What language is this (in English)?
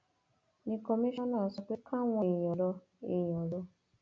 Yoruba